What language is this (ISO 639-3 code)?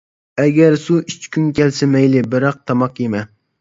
uig